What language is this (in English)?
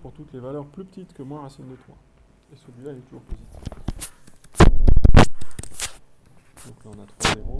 French